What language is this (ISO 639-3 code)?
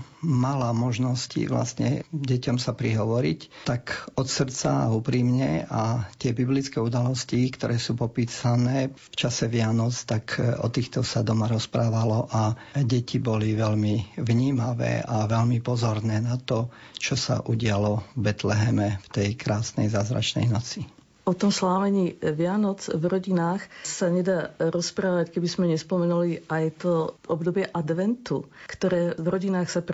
slk